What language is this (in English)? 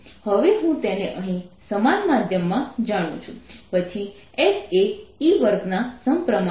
Gujarati